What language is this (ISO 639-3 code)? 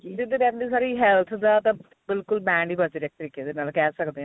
pan